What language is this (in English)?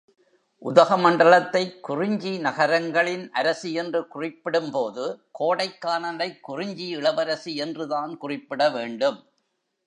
Tamil